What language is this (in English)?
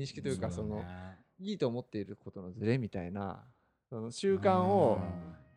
Japanese